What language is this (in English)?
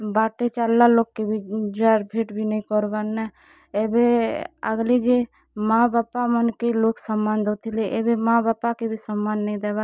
Odia